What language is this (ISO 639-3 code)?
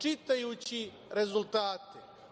srp